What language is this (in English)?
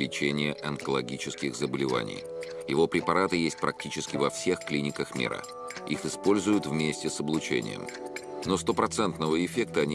Russian